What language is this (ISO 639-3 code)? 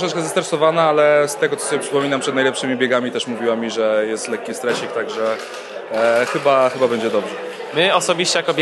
pol